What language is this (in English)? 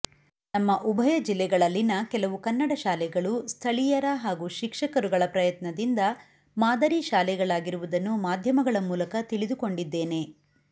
Kannada